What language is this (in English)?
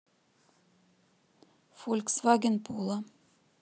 Russian